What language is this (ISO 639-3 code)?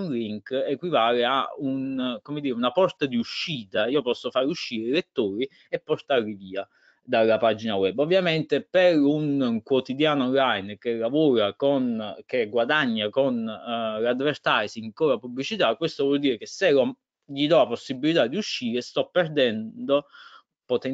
ita